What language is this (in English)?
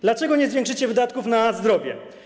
Polish